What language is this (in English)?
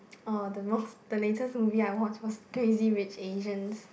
English